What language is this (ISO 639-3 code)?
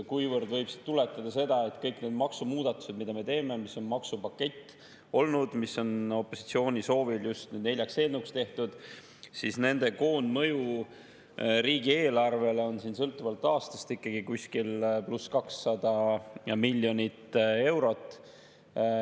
est